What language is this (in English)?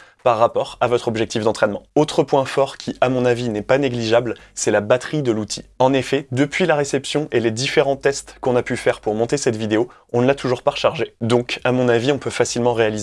French